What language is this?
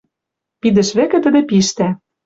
Western Mari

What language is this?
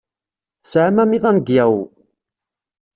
Kabyle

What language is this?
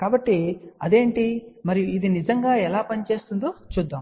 Telugu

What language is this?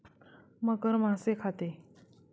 Marathi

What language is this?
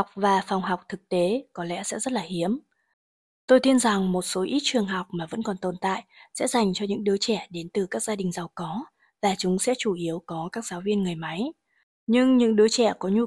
Vietnamese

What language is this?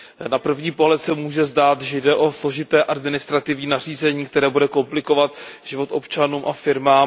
Czech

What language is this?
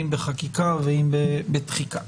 Hebrew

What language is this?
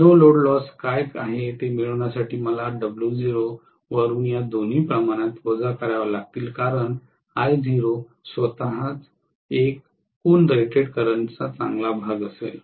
Marathi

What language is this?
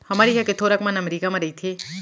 Chhattisgarhi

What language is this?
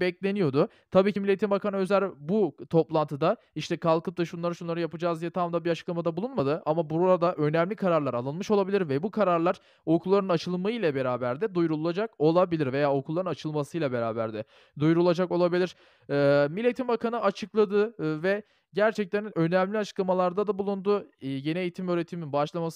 Turkish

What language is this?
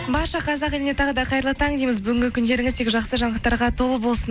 Kazakh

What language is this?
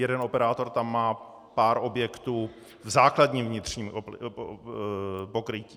Czech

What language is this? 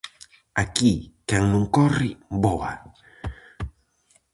Galician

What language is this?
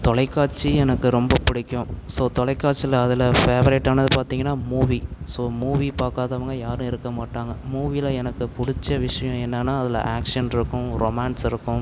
Tamil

